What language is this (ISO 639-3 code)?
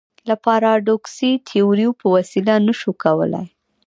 pus